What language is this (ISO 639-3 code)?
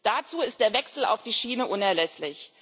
deu